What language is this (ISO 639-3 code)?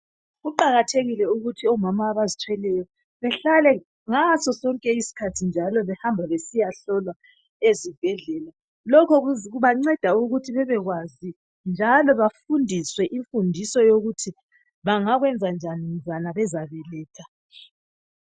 nde